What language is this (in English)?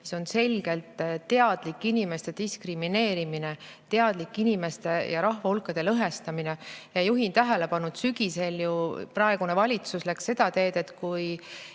Estonian